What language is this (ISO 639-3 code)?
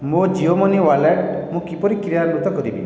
ori